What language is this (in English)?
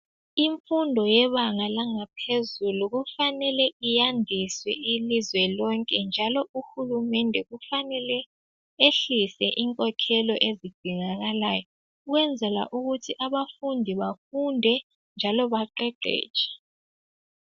North Ndebele